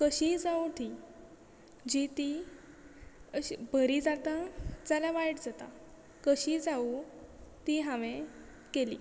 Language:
Konkani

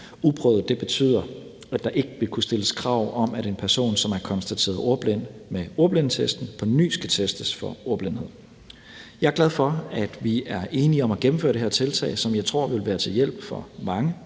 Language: Danish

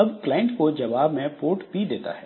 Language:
Hindi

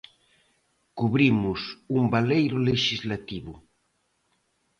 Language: Galician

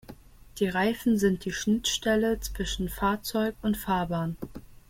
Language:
German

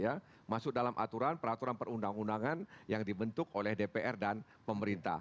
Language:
Indonesian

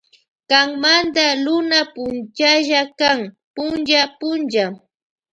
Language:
Loja Highland Quichua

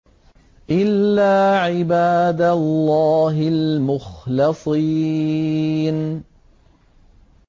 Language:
Arabic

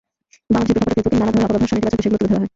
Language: Bangla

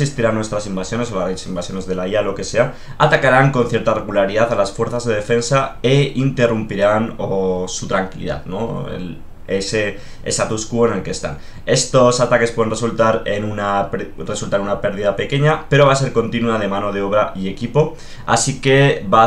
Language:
Spanish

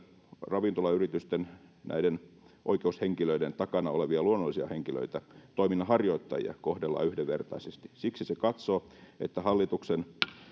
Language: Finnish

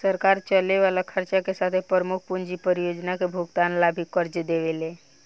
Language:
Bhojpuri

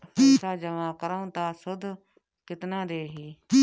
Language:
Bhojpuri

